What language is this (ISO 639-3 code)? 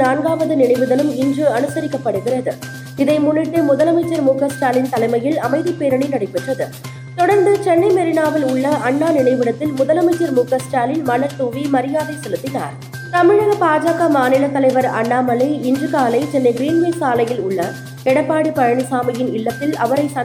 tam